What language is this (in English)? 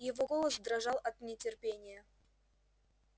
Russian